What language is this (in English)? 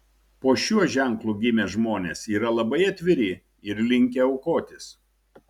Lithuanian